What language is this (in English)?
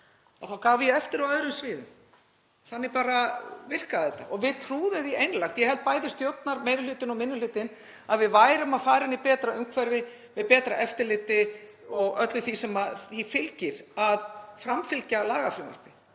Icelandic